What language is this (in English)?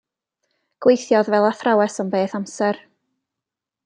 Welsh